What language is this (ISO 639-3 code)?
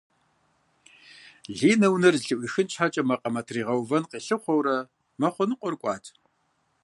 kbd